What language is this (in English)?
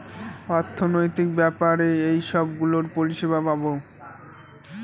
Bangla